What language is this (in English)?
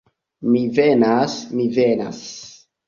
Esperanto